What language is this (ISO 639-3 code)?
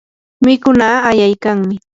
qur